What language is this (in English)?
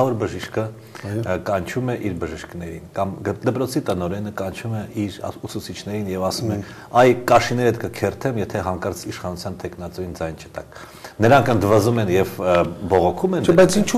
Romanian